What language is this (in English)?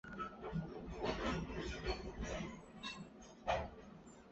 Chinese